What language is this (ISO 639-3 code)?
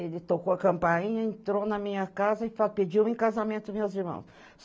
por